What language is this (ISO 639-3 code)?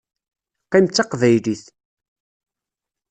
kab